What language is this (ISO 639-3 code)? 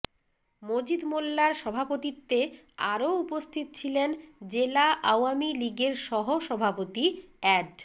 ben